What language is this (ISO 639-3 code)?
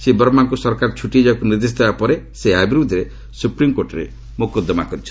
ori